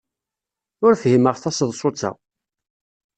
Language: Kabyle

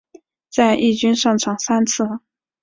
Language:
Chinese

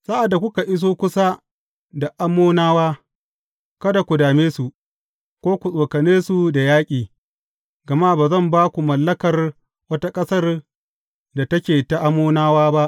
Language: Hausa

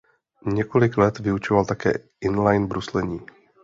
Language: Czech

